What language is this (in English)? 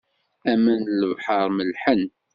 Kabyle